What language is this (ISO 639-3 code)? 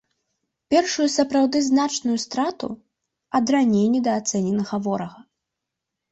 bel